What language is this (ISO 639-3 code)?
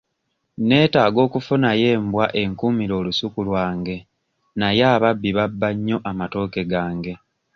lug